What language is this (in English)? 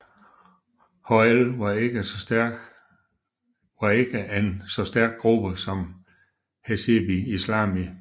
Danish